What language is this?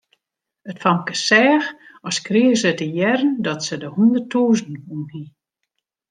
Western Frisian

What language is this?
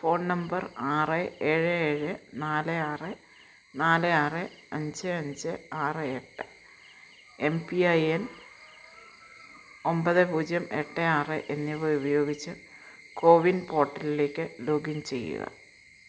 Malayalam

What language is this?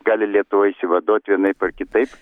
Lithuanian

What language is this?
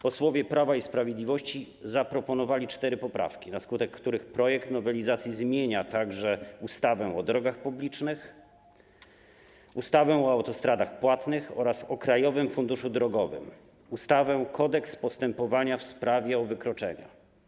Polish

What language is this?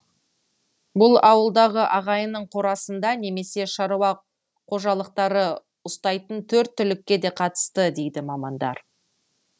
Kazakh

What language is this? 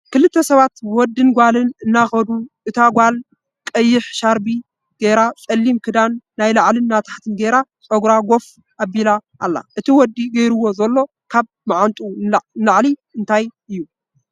Tigrinya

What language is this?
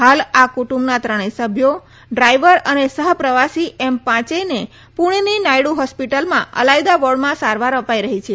Gujarati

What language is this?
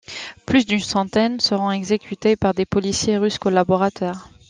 French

